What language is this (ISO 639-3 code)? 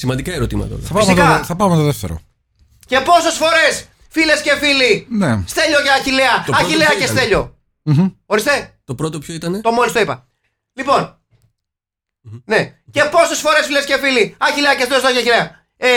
ell